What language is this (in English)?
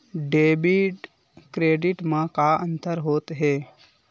Chhattisgarhi